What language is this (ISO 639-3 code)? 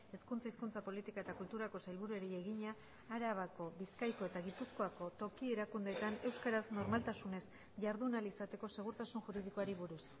eus